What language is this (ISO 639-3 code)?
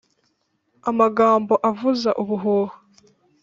kin